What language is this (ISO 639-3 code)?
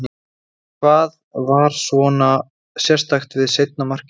isl